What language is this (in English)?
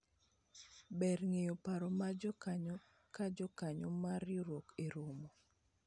Luo (Kenya and Tanzania)